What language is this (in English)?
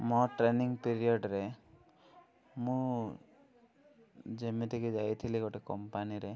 Odia